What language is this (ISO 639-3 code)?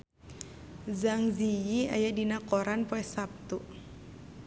sun